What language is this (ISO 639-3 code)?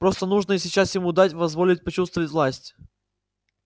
rus